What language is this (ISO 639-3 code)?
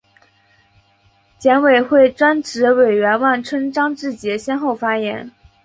zho